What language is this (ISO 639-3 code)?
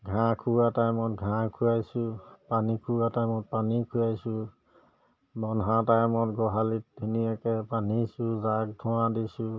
asm